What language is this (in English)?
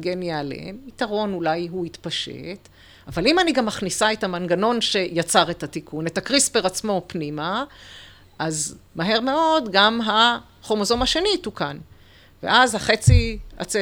Hebrew